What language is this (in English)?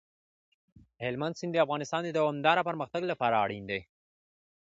Pashto